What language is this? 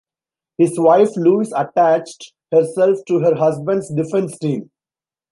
English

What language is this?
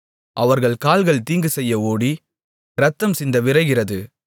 Tamil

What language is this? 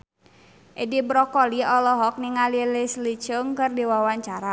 Sundanese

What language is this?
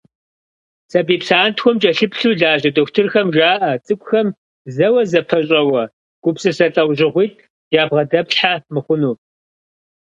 Kabardian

